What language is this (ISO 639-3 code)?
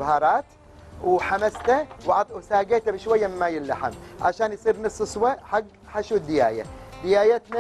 ara